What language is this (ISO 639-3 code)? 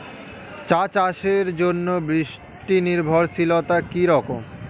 ben